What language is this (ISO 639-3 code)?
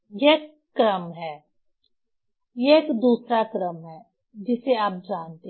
hin